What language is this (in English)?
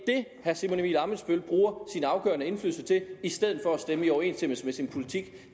Danish